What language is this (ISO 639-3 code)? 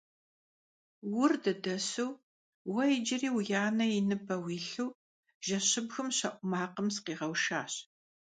kbd